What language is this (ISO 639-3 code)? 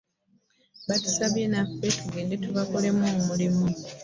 lug